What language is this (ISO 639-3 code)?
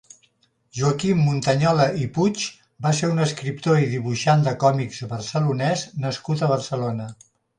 cat